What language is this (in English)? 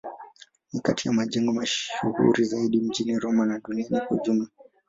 Swahili